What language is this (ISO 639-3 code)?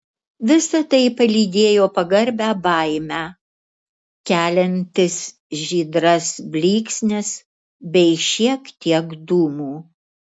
lit